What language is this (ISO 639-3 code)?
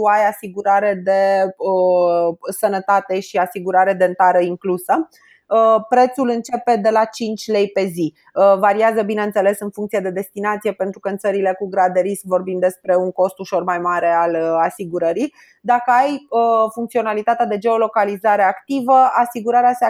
ron